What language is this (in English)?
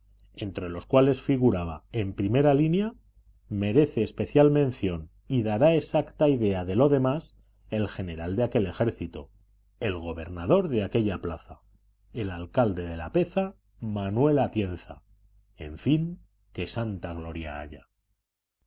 Spanish